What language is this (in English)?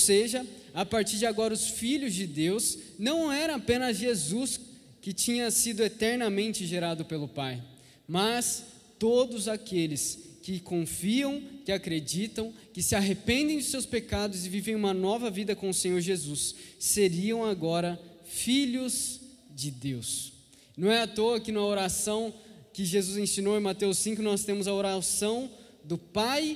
Portuguese